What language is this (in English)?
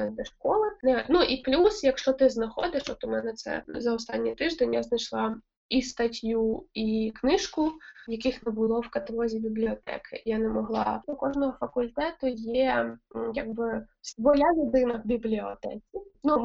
Ukrainian